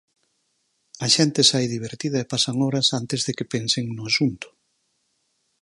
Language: Galician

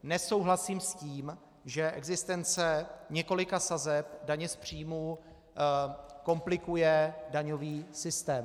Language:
Czech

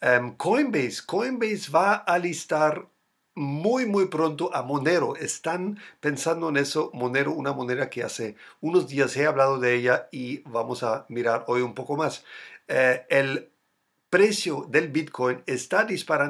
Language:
Spanish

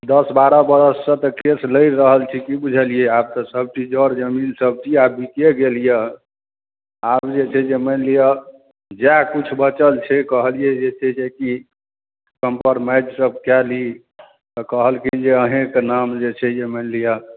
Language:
Maithili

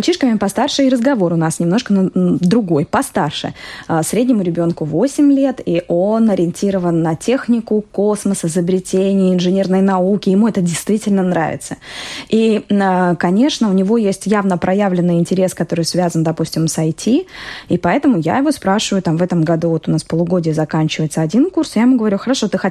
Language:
Russian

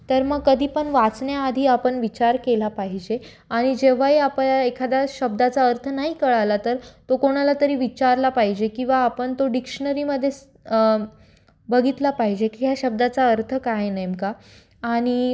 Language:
Marathi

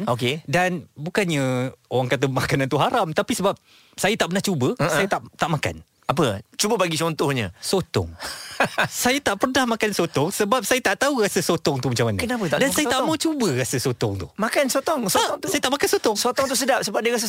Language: Malay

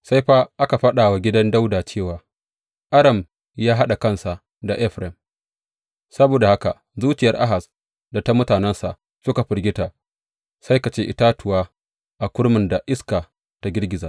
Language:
Hausa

